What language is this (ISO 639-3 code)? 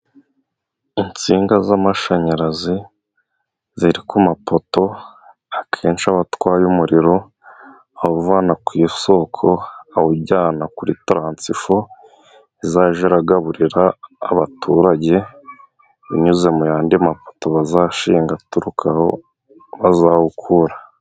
kin